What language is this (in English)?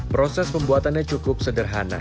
Indonesian